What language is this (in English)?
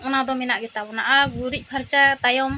Santali